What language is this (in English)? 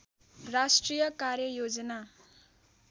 Nepali